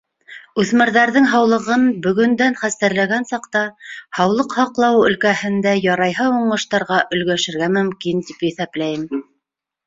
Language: Bashkir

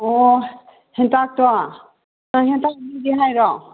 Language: Manipuri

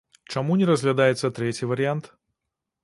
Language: Belarusian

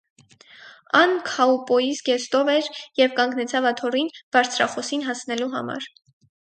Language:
Armenian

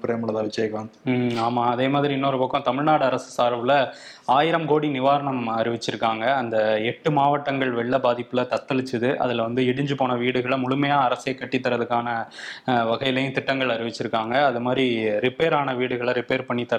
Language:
Tamil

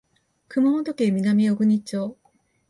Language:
Japanese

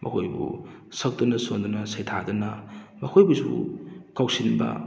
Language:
Manipuri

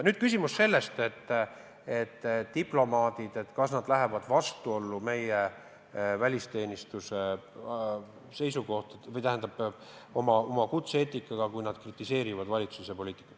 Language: Estonian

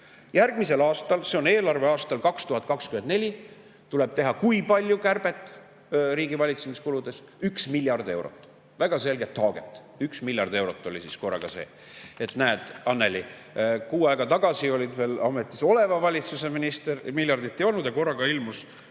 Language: Estonian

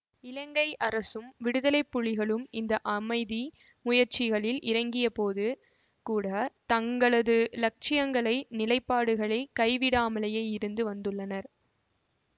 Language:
Tamil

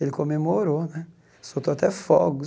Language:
Portuguese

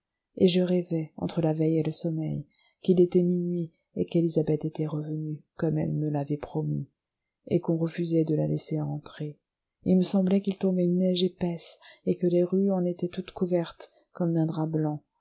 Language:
French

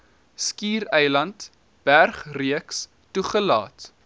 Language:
Afrikaans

